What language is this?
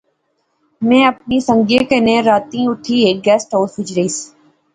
Pahari-Potwari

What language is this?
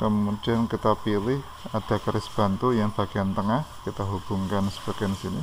Indonesian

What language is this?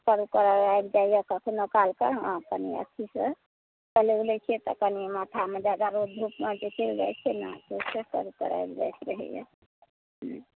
Maithili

